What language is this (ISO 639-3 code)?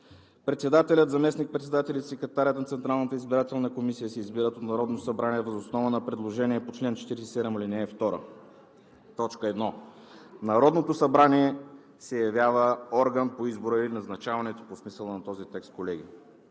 bul